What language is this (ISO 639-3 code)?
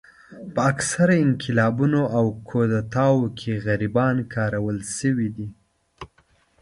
pus